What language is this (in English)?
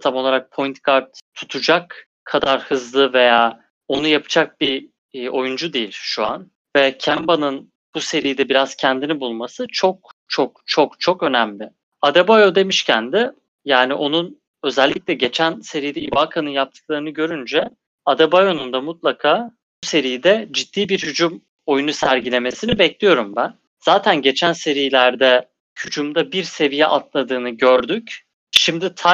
Turkish